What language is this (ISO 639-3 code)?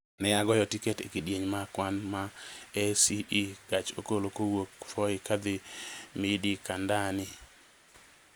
luo